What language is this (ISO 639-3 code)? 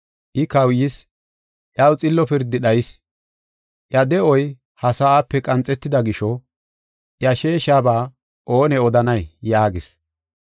gof